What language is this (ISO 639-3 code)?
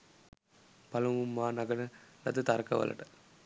sin